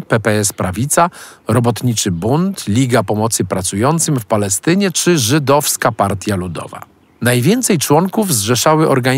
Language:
Polish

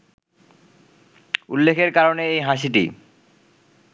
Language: Bangla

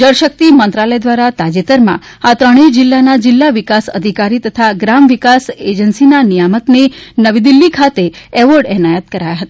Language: Gujarati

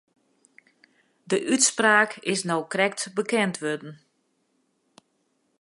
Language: Western Frisian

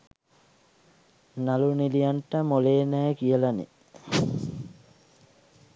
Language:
Sinhala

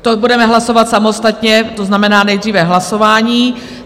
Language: Czech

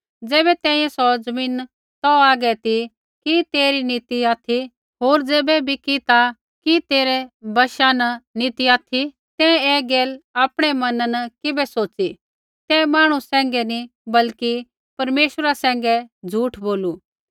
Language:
Kullu Pahari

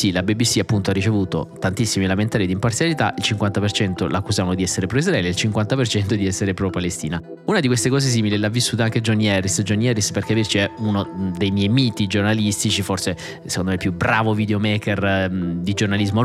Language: Italian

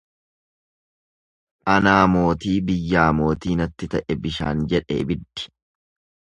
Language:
Oromo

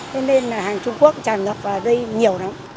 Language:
Vietnamese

